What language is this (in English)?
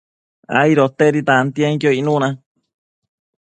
Matsés